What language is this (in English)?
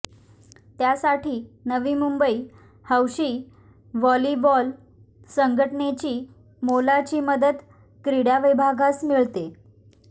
Marathi